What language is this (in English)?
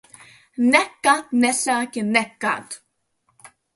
Latvian